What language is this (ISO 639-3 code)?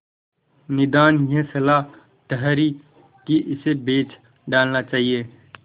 hin